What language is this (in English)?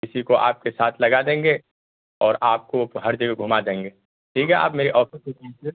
Urdu